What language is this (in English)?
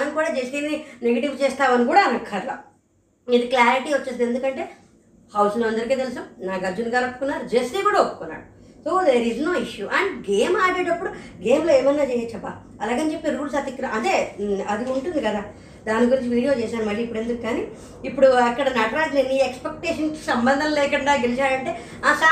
Telugu